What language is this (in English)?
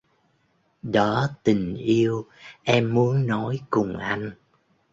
Vietnamese